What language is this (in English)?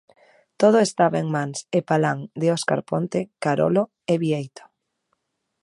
Galician